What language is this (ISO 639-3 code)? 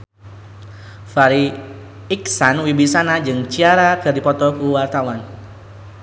sun